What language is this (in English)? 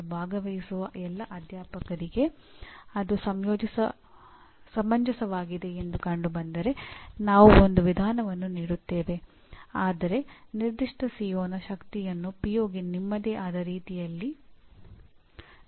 Kannada